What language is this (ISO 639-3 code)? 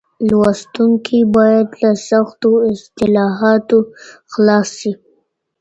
pus